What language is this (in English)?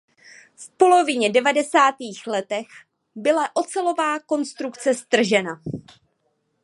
Czech